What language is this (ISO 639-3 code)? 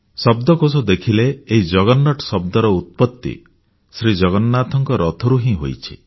ori